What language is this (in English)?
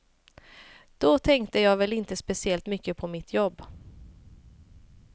Swedish